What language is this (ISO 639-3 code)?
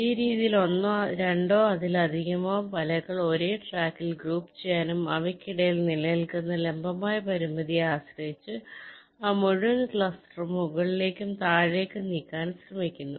mal